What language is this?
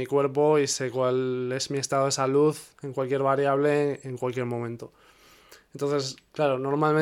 Spanish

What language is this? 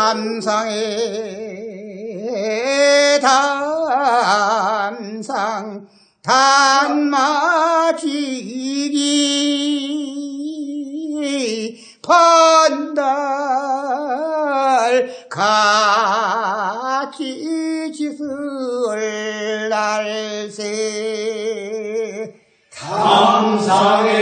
Korean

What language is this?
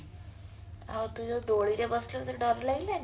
Odia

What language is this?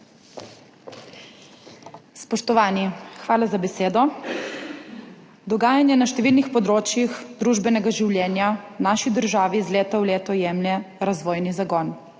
Slovenian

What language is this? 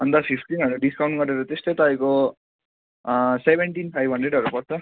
Nepali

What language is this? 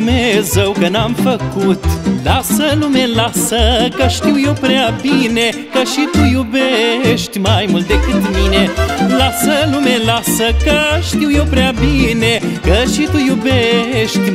Romanian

